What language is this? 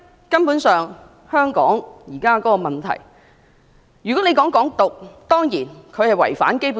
Cantonese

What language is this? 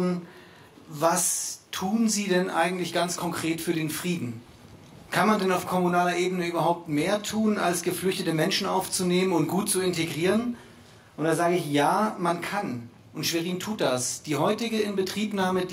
German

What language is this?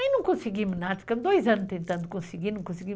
Portuguese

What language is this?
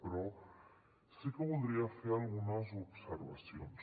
Catalan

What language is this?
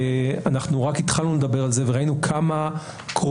Hebrew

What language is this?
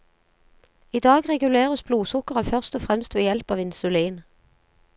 Norwegian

